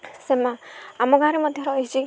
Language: Odia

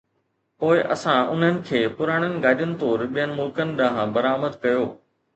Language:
Sindhi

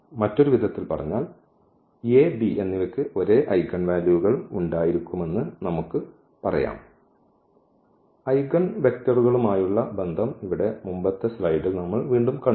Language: Malayalam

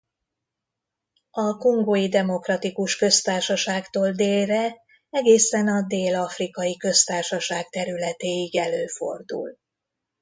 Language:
Hungarian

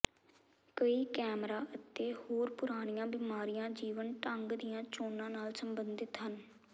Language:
Punjabi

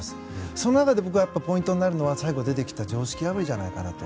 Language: Japanese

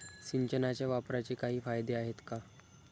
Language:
Marathi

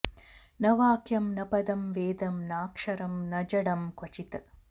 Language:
Sanskrit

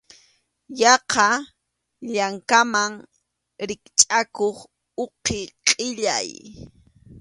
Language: Arequipa-La Unión Quechua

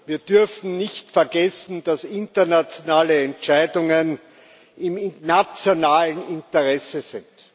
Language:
German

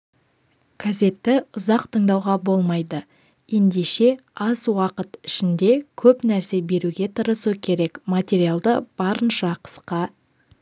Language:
Kazakh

